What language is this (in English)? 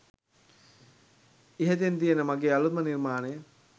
Sinhala